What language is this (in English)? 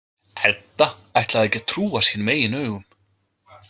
Icelandic